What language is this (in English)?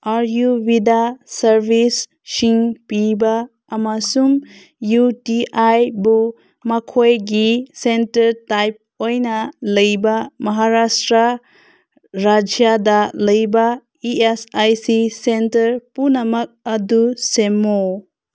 Manipuri